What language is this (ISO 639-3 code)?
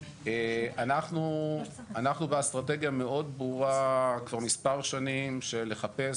heb